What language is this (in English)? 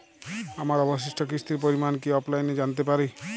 Bangla